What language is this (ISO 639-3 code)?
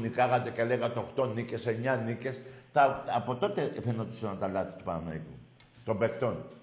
ell